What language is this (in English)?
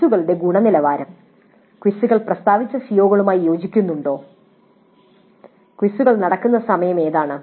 Malayalam